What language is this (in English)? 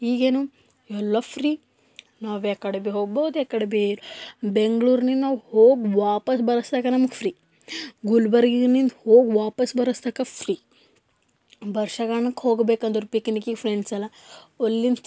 Kannada